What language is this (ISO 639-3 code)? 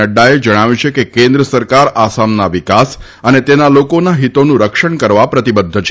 guj